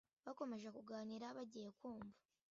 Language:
Kinyarwanda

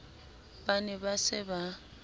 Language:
Southern Sotho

